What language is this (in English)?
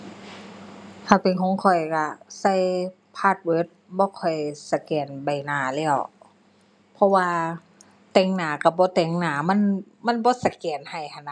Thai